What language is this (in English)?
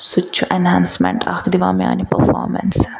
Kashmiri